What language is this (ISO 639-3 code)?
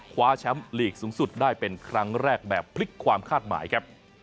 tha